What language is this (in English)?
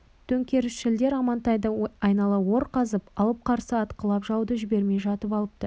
Kazakh